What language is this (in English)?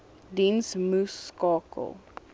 Afrikaans